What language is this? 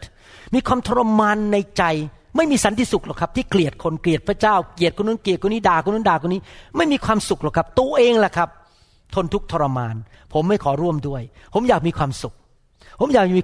Thai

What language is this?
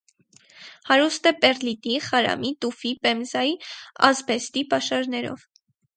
Armenian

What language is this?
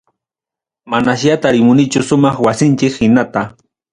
Ayacucho Quechua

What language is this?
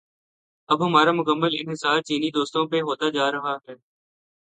Urdu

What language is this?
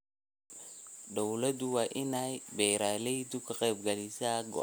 Somali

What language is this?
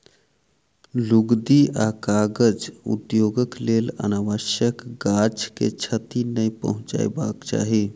Maithili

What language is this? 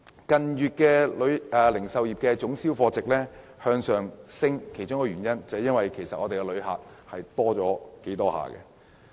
Cantonese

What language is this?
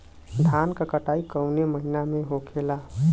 Bhojpuri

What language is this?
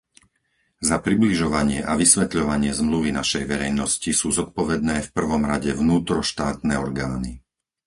Slovak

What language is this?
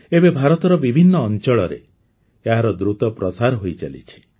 Odia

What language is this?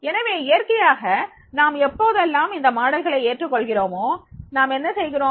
Tamil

